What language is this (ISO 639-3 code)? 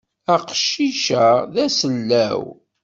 kab